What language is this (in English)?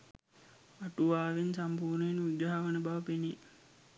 Sinhala